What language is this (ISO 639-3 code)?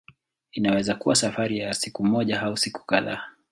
swa